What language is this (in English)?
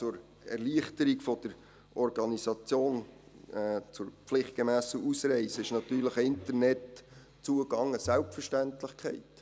Swiss German